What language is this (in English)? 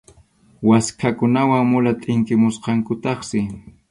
Arequipa-La Unión Quechua